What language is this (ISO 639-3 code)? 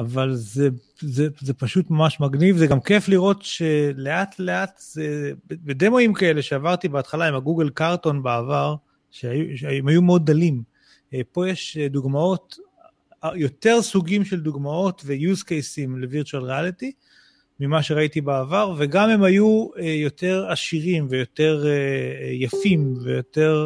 heb